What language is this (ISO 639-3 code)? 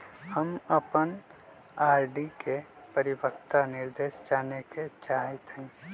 mag